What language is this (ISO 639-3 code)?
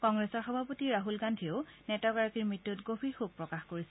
asm